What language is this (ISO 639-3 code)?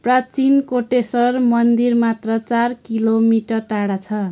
nep